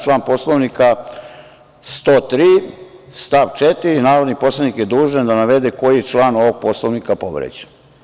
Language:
Serbian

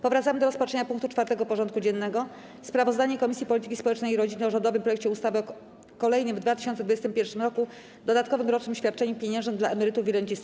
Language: Polish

